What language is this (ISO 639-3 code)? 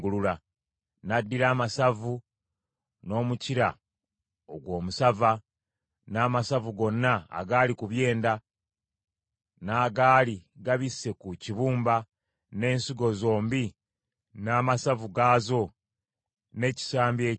lug